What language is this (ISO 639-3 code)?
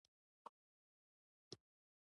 pus